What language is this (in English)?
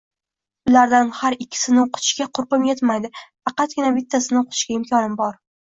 Uzbek